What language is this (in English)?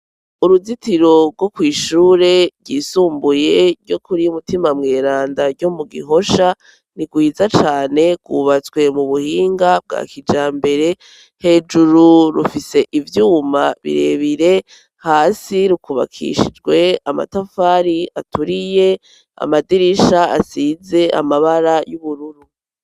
Rundi